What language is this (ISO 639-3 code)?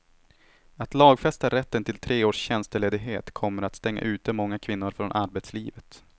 swe